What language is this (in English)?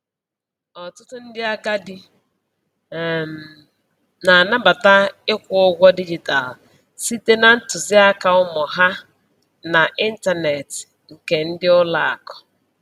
Igbo